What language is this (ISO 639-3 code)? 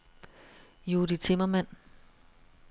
dan